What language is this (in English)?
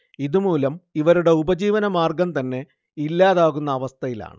Malayalam